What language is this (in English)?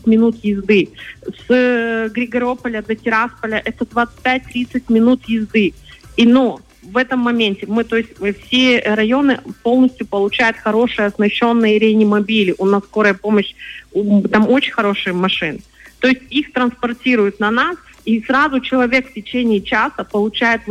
Russian